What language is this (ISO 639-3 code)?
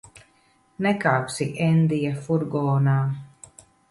lav